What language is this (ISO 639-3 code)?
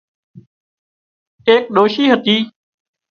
kxp